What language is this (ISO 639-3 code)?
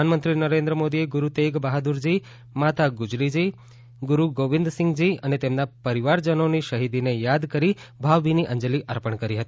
guj